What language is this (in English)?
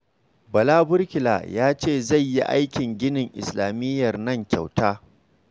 Hausa